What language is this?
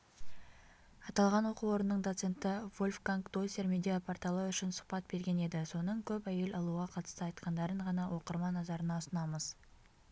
Kazakh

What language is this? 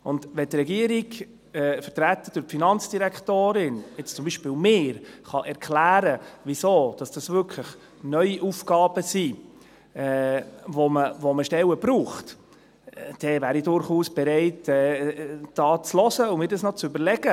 Swiss German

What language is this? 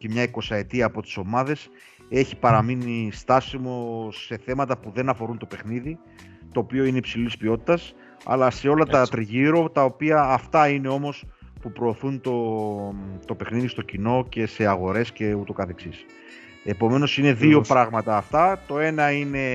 Greek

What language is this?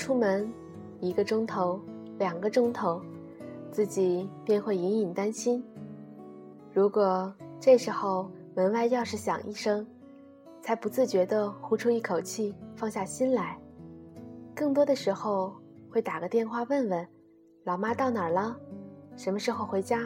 Chinese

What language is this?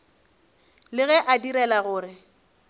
Northern Sotho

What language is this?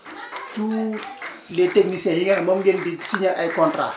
Wolof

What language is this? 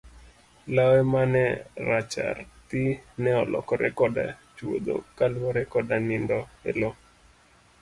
Luo (Kenya and Tanzania)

